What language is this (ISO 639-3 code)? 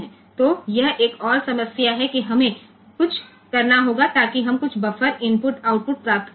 guj